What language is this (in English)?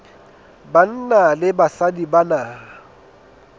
Southern Sotho